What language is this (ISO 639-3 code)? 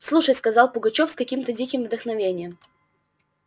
rus